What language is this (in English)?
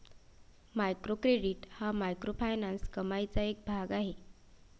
Marathi